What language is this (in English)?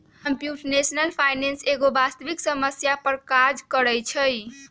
Magahi